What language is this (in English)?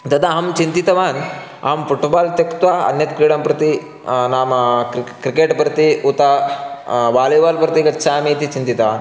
Sanskrit